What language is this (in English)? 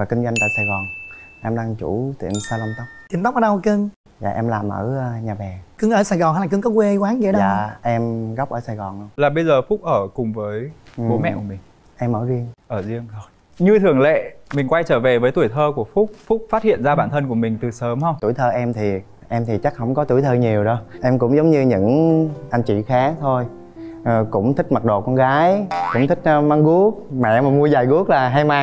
Vietnamese